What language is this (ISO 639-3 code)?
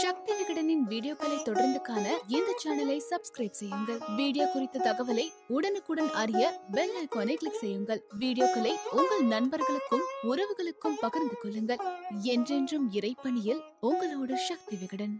tam